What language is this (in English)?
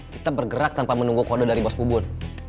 Indonesian